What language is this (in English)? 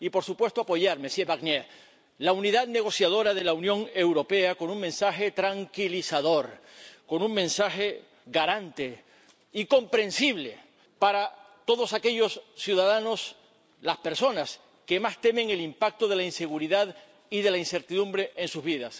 Spanish